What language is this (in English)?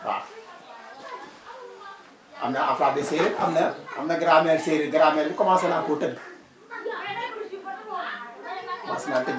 Wolof